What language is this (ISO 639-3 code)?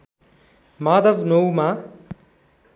nep